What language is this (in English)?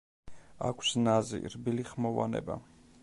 Georgian